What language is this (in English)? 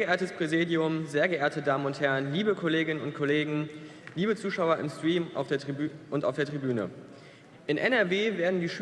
German